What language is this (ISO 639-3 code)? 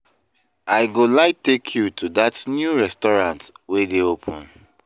pcm